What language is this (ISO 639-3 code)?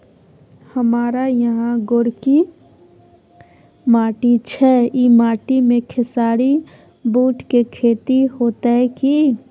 mai